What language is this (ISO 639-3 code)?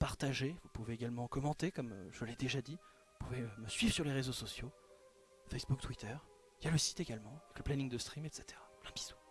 fra